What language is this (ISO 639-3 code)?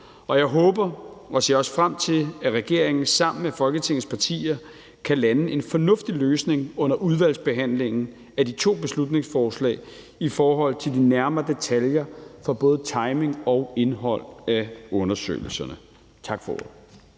dan